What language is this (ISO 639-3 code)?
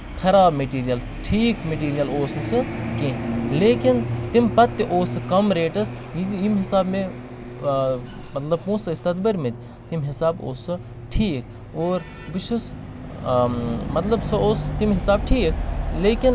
kas